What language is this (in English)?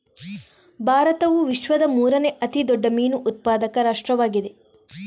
Kannada